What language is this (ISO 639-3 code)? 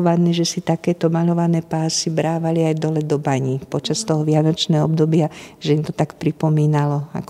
slk